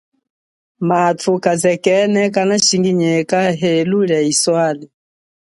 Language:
Chokwe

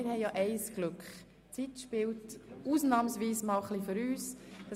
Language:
Swiss German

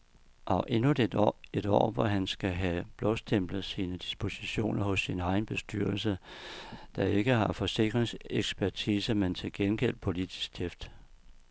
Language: Danish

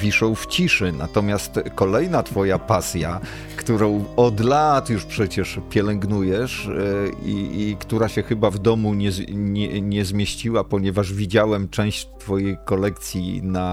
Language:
Polish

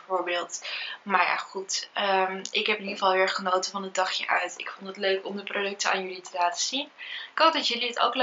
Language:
Dutch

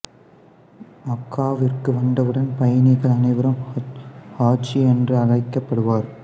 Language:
Tamil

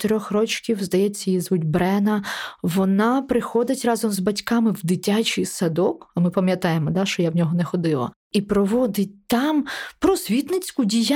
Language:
Ukrainian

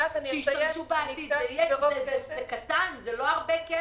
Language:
Hebrew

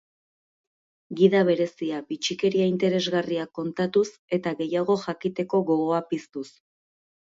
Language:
Basque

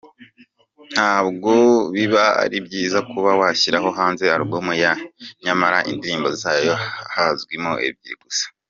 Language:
Kinyarwanda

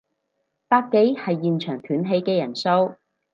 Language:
Cantonese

